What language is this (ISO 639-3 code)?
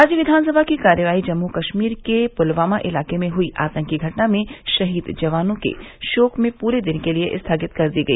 hin